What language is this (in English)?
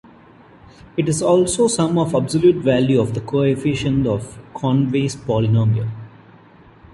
English